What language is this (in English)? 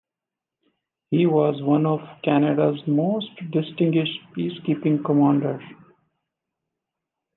English